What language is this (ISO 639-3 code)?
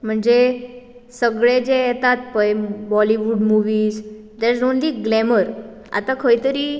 kok